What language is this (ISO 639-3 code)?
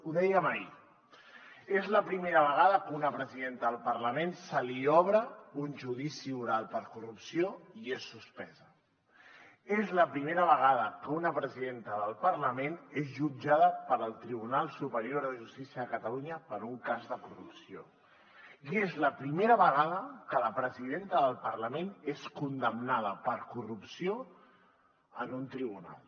cat